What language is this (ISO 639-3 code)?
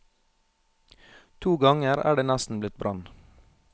nor